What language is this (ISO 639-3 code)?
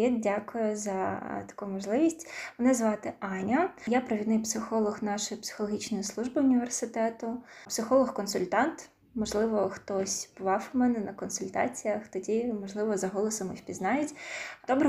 ukr